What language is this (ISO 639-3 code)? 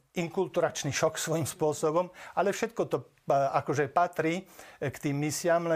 slk